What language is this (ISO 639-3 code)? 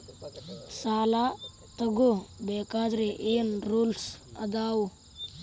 kan